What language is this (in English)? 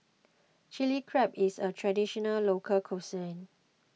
English